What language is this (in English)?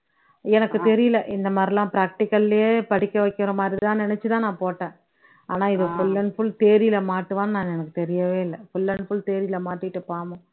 Tamil